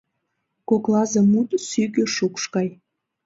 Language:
Mari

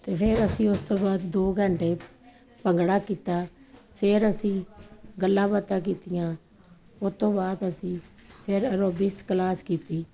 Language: Punjabi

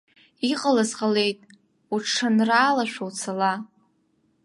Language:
Abkhazian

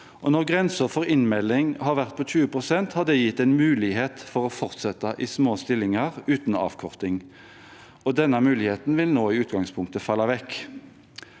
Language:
Norwegian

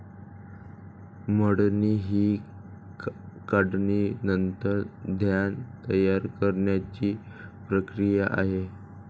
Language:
Marathi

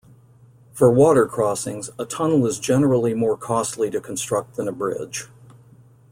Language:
English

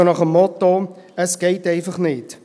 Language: Swiss German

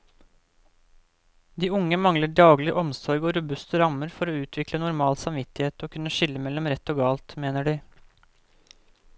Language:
Norwegian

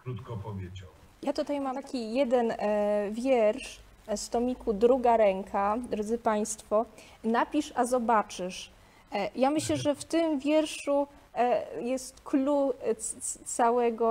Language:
Polish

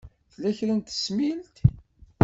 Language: Kabyle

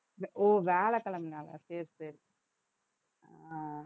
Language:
Tamil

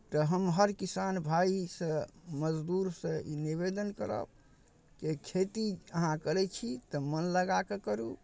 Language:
Maithili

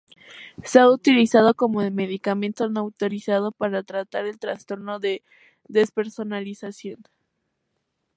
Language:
Spanish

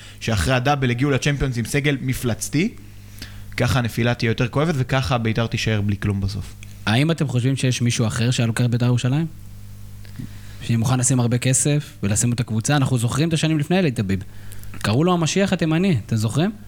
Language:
Hebrew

